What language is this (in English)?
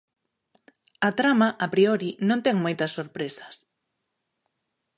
Galician